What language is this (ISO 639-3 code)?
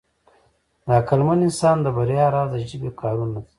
pus